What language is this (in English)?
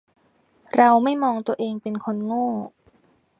Thai